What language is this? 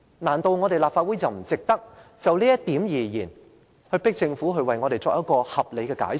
Cantonese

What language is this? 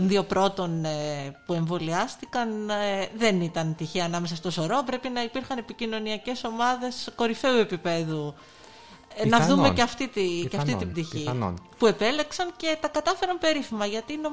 Greek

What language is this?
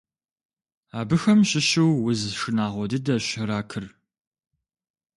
Kabardian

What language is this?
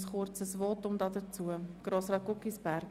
Swiss German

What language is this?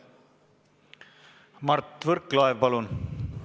Estonian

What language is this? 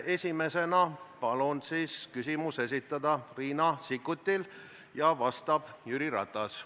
Estonian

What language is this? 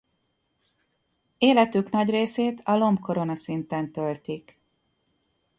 Hungarian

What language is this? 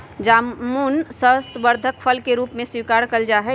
Magahi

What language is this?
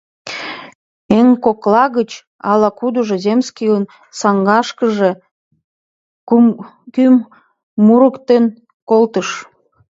Mari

